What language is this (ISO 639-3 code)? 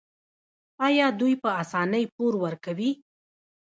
pus